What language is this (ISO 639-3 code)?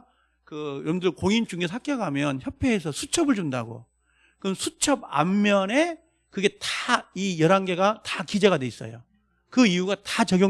kor